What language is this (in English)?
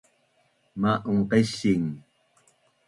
Bunun